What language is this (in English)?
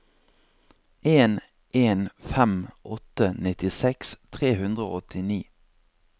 Norwegian